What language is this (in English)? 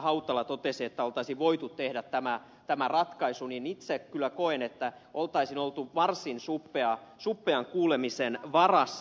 Finnish